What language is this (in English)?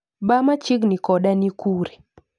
Luo (Kenya and Tanzania)